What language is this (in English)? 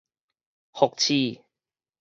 Min Nan Chinese